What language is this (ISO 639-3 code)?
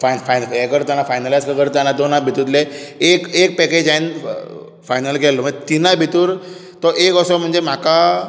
kok